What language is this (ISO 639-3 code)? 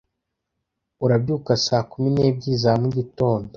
kin